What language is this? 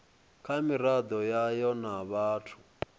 Venda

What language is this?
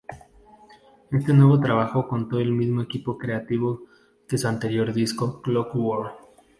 Spanish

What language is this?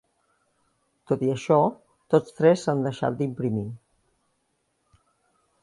Catalan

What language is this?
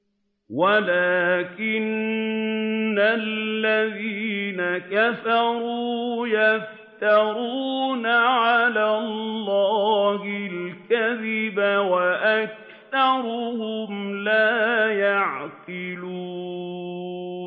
Arabic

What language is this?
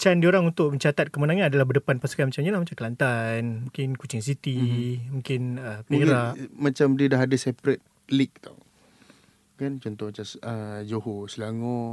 Malay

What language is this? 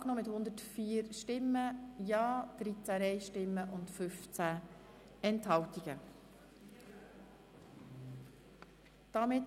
Swiss German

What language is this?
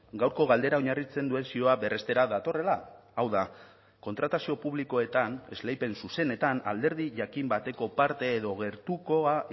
Basque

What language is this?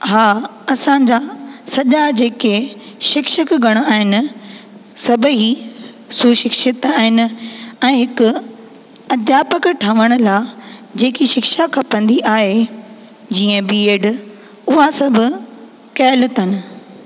Sindhi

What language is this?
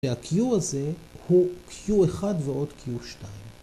Hebrew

